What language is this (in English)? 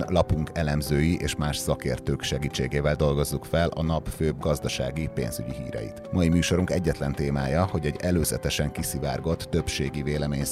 Hungarian